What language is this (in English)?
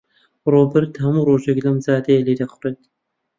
Central Kurdish